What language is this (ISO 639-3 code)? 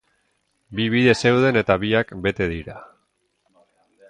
eus